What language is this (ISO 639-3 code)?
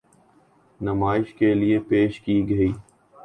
urd